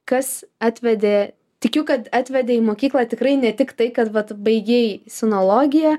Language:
Lithuanian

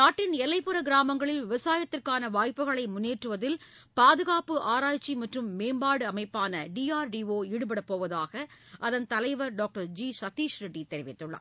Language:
Tamil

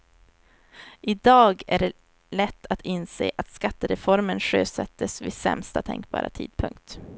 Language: Swedish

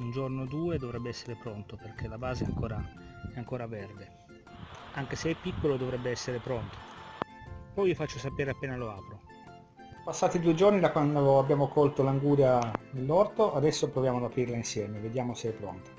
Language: Italian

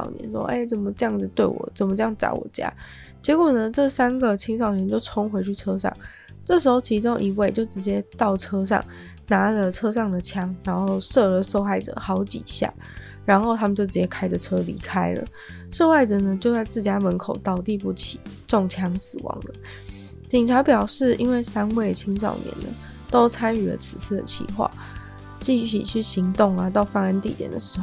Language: Chinese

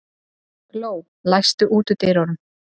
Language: Icelandic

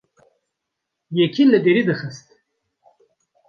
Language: Kurdish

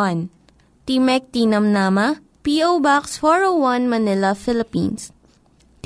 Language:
Filipino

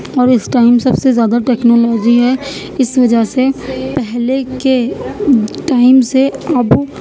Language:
Urdu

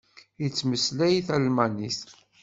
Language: Kabyle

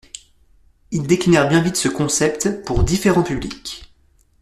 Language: French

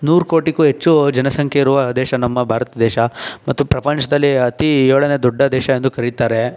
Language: Kannada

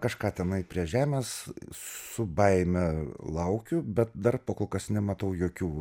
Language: Lithuanian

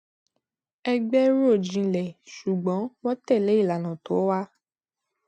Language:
Yoruba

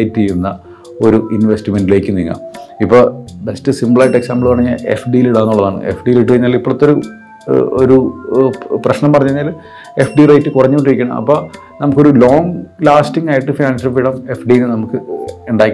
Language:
Malayalam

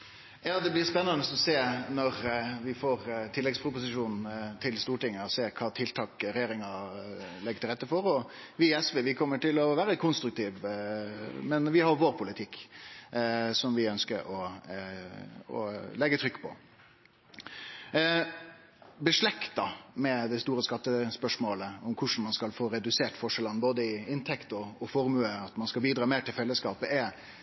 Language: Norwegian Nynorsk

